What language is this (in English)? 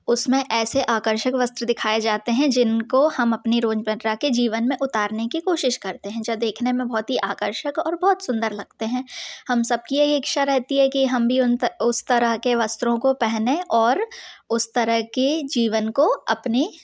Hindi